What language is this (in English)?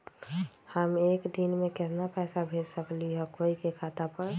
Magahi